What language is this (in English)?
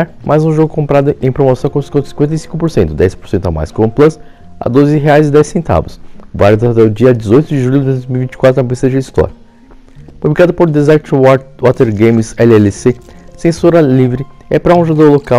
Portuguese